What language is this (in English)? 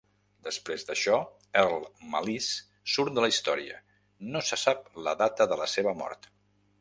Catalan